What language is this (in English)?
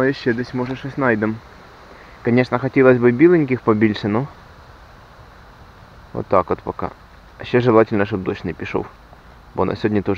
Russian